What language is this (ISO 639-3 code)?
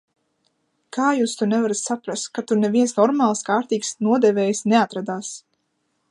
lav